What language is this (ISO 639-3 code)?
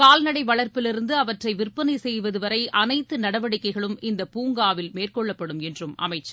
tam